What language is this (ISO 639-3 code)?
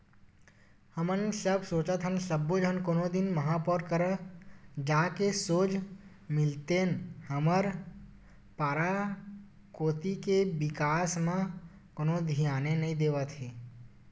hne